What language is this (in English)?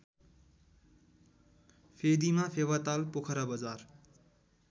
Nepali